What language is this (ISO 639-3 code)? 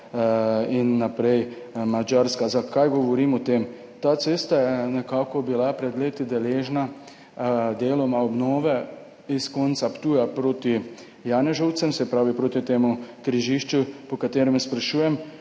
slv